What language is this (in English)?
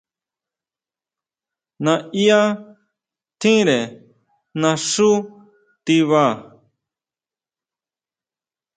Huautla Mazatec